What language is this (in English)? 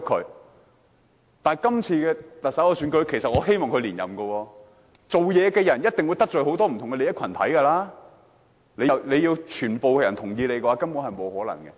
Cantonese